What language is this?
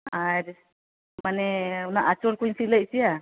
Santali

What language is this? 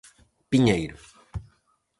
Galician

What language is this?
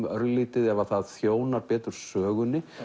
Icelandic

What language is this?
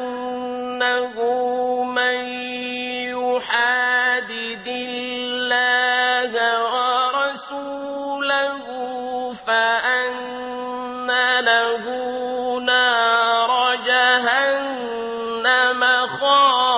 Arabic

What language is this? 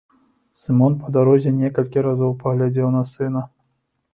Belarusian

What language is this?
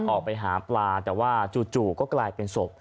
Thai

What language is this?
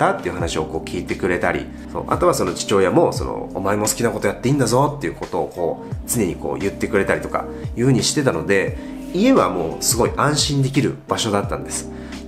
Japanese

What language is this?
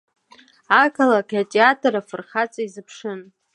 Abkhazian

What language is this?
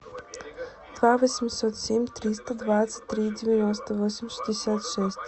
Russian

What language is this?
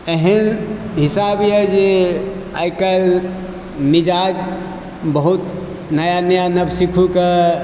Maithili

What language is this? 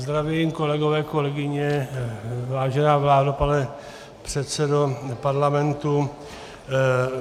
Czech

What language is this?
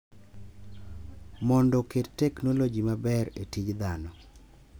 Luo (Kenya and Tanzania)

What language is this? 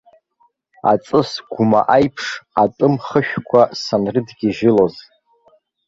Abkhazian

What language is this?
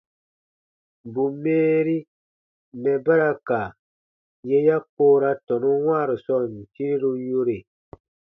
Baatonum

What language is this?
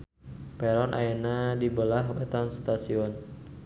Sundanese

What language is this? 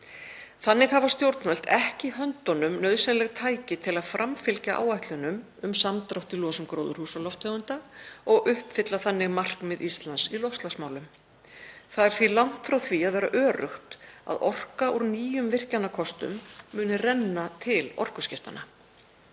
Icelandic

